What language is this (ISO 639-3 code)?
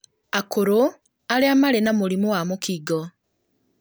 kik